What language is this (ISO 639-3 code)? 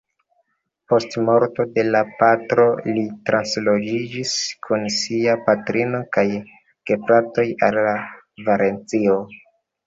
epo